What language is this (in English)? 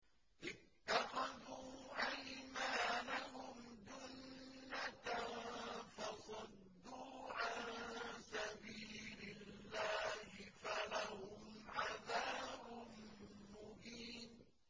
Arabic